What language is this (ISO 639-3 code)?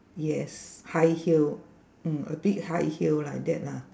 eng